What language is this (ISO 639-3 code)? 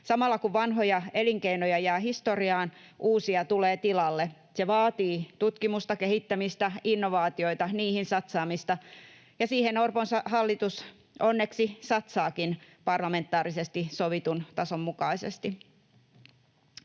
fin